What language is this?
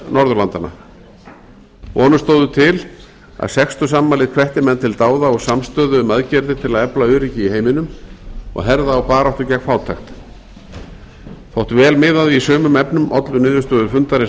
Icelandic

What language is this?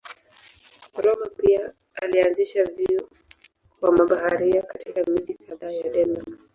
Swahili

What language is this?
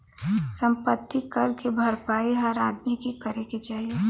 Bhojpuri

